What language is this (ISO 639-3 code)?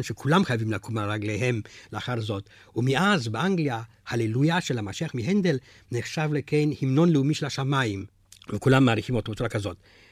heb